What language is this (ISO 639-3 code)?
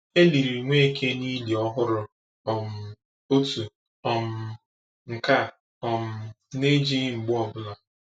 ibo